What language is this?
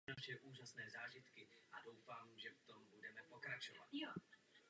Czech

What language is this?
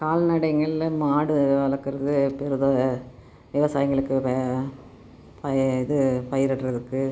Tamil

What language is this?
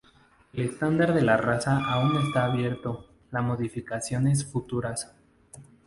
Spanish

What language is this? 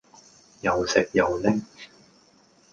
Cantonese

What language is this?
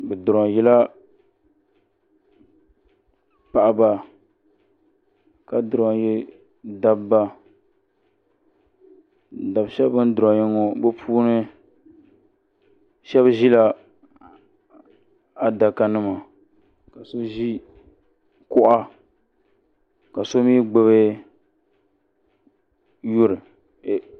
Dagbani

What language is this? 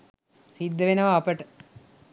Sinhala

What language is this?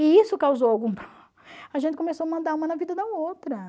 Portuguese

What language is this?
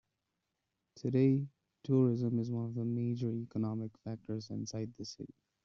English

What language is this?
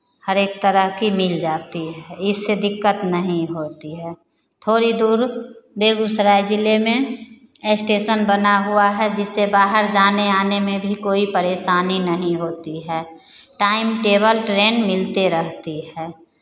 Hindi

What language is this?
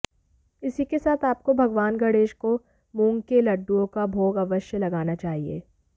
Hindi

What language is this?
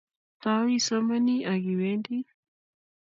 Kalenjin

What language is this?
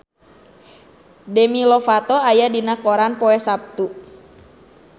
Sundanese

